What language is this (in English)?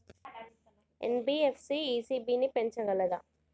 Telugu